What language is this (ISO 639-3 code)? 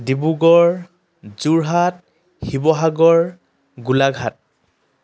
asm